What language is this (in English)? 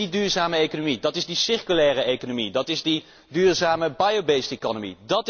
Dutch